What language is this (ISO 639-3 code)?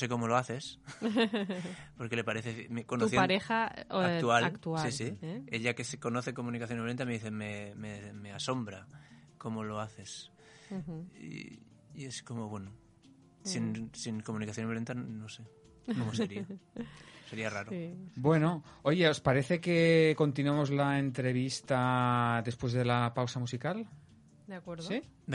spa